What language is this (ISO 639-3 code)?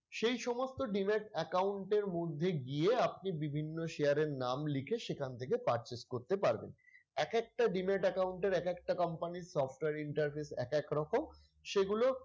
ben